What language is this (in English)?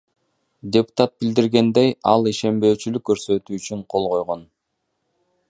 Kyrgyz